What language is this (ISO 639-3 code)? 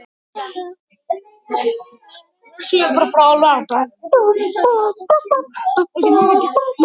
isl